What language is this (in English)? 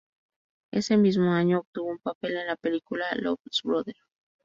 Spanish